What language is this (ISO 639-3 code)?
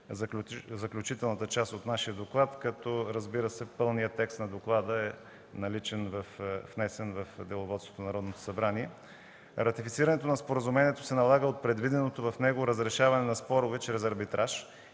bul